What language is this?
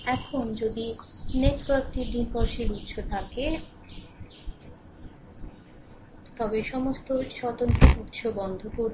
Bangla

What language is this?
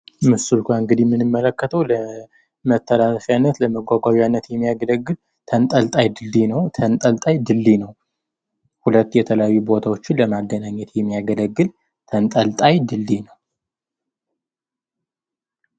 Amharic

